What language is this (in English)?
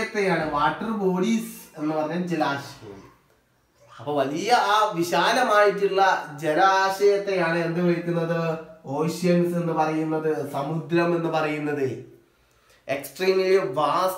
Hindi